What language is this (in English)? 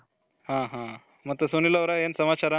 Kannada